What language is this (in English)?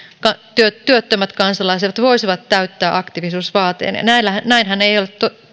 Finnish